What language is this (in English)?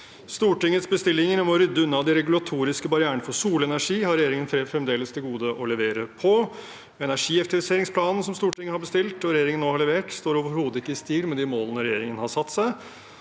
Norwegian